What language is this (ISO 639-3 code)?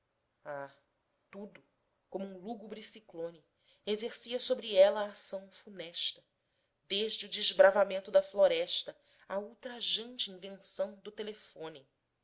por